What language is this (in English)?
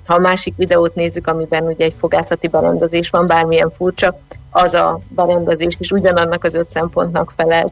Hungarian